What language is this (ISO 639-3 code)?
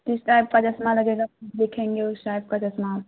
urd